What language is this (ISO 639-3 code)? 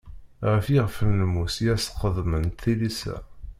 kab